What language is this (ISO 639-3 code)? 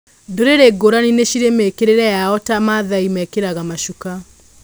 kik